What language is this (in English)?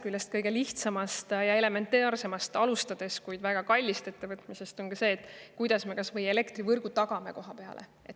Estonian